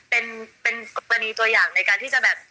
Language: Thai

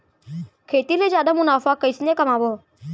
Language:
Chhattisgarhi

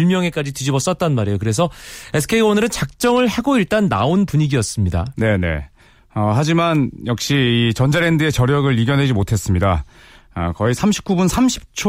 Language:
Korean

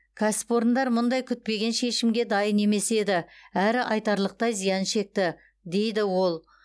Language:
Kazakh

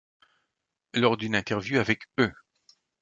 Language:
French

